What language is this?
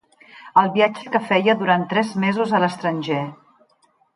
Catalan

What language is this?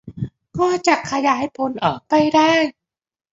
Thai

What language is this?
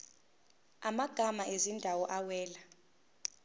Zulu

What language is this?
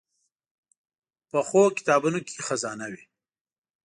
Pashto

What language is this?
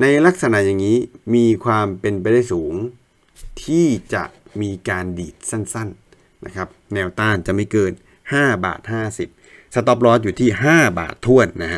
Thai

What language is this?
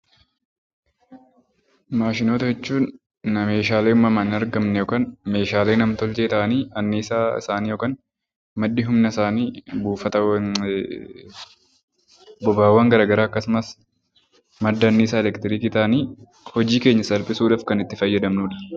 Oromo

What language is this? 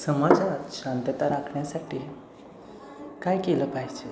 Marathi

